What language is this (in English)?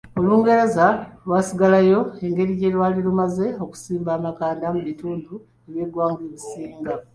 Ganda